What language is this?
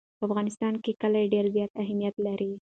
Pashto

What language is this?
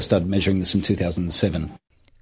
Indonesian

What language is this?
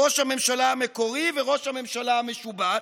Hebrew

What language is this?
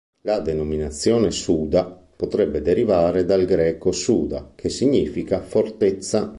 Italian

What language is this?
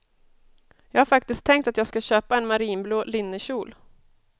Swedish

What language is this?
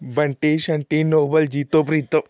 Punjabi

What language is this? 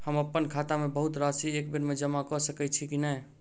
Maithili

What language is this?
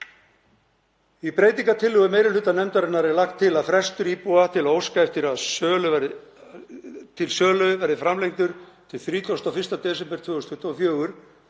Icelandic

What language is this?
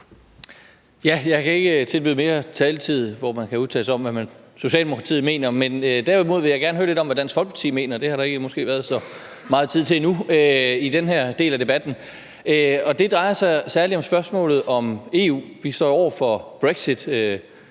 Danish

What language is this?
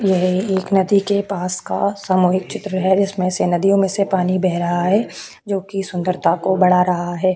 Hindi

